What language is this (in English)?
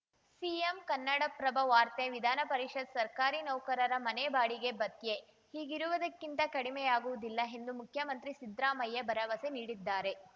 Kannada